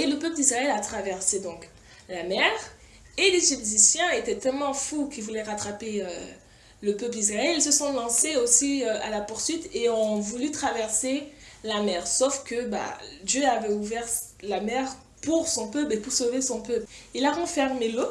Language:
French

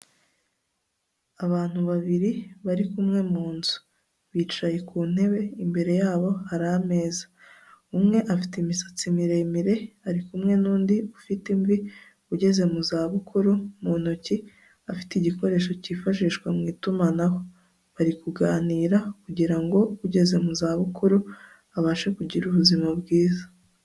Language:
Kinyarwanda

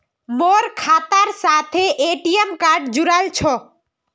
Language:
Magahi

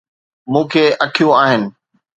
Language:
Sindhi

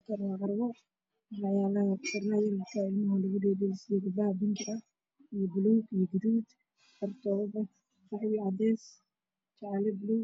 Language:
Somali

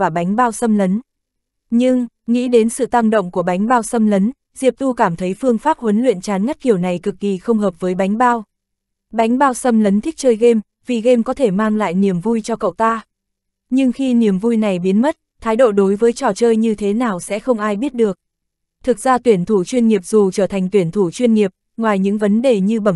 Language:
Vietnamese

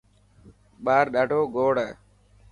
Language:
Dhatki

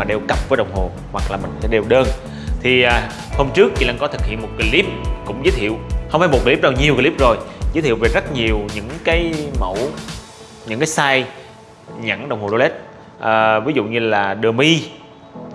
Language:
Vietnamese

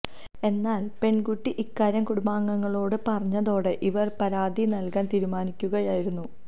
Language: Malayalam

